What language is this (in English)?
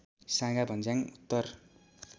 Nepali